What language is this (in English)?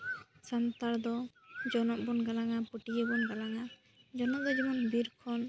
Santali